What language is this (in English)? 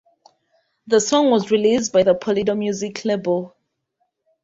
English